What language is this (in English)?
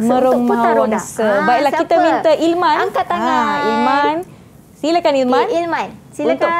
Malay